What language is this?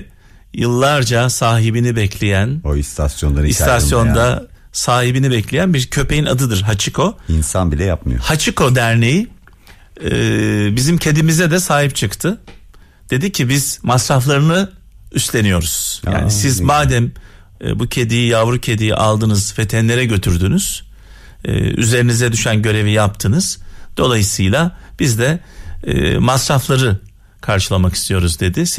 Turkish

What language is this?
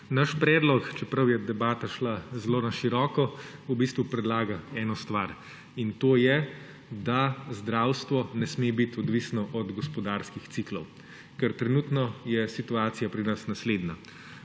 Slovenian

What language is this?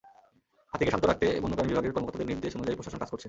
Bangla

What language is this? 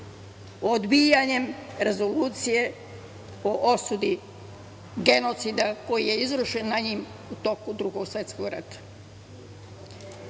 Serbian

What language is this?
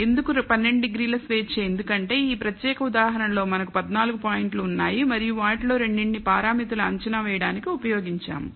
Telugu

